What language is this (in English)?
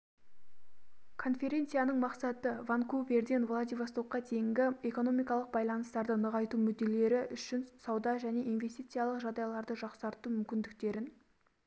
Kazakh